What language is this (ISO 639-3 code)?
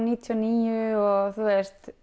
isl